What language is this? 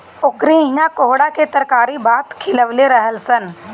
Bhojpuri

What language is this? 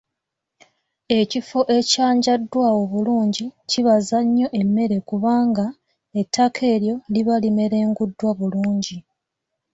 Ganda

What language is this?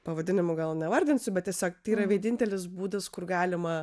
Lithuanian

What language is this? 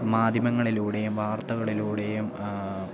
Malayalam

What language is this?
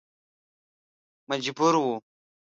Pashto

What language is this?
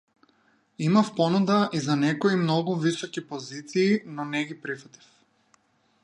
Macedonian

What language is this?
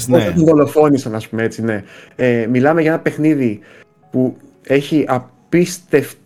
Greek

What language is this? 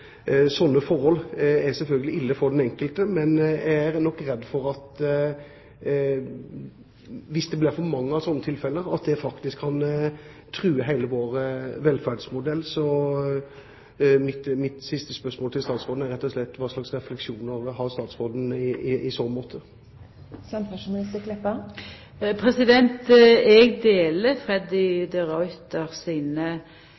Norwegian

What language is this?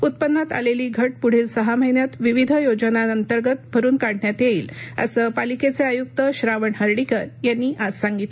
Marathi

